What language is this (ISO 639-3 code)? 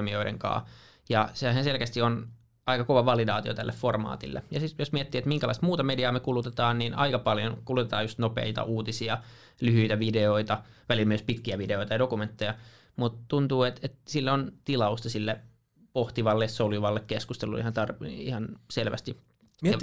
fin